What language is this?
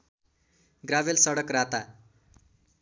Nepali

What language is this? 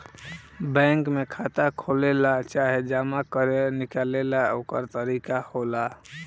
Bhojpuri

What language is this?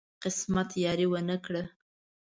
Pashto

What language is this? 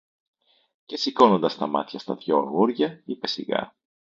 Greek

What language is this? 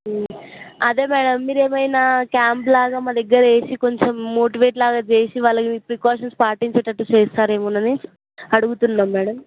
Telugu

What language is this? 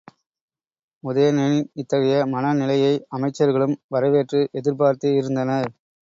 Tamil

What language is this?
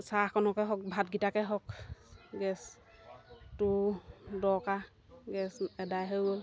Assamese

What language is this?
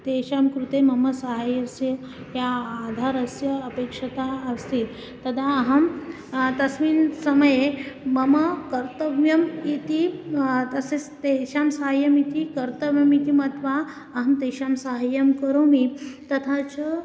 Sanskrit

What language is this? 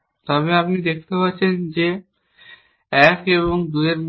Bangla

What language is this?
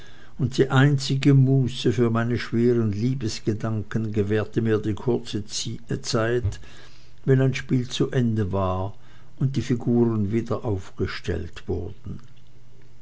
German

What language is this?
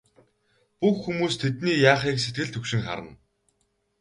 Mongolian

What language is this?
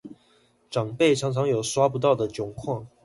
Chinese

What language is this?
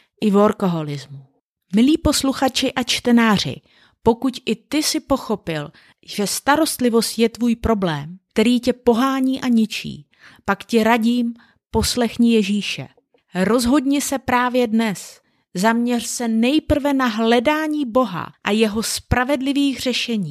Czech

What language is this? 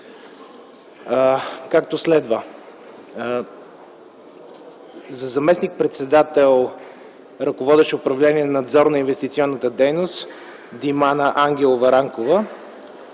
Bulgarian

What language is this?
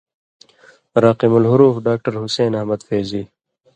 Indus Kohistani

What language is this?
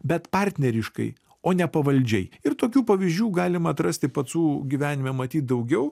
Lithuanian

